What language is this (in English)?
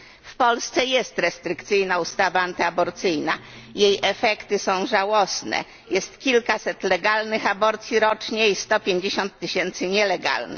Polish